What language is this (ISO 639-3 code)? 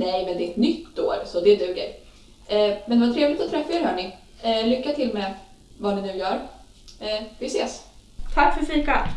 swe